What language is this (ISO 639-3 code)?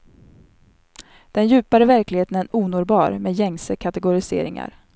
swe